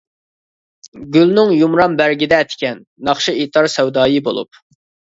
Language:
Uyghur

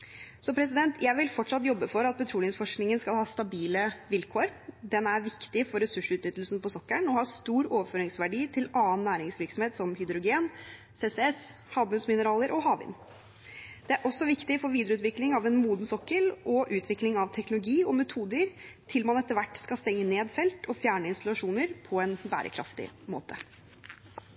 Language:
Norwegian Bokmål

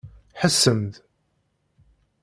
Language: Kabyle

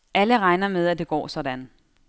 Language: Danish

